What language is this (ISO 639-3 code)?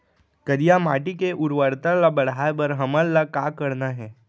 hne